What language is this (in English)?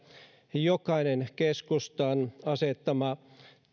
Finnish